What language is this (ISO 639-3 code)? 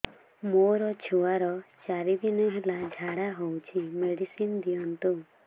ori